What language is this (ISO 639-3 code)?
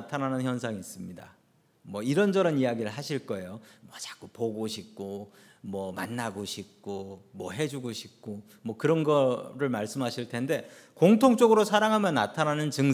kor